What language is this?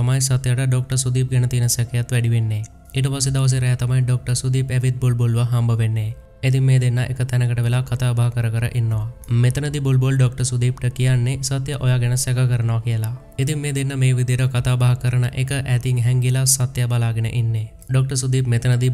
Hindi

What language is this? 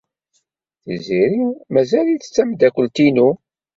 Kabyle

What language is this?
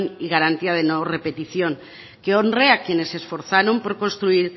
Spanish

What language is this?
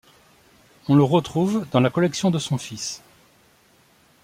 French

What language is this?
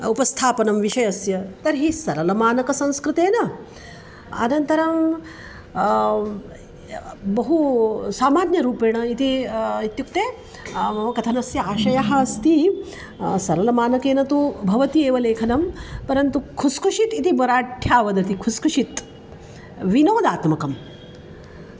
Sanskrit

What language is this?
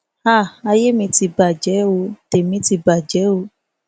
Yoruba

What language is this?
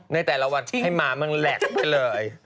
Thai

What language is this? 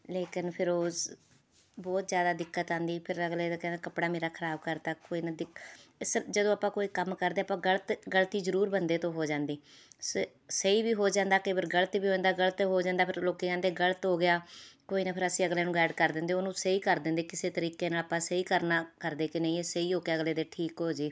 Punjabi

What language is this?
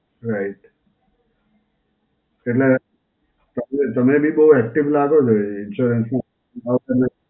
Gujarati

